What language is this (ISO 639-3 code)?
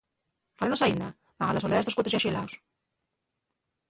ast